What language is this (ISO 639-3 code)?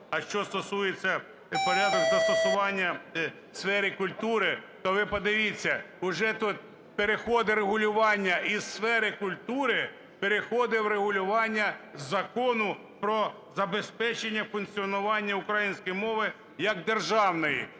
ukr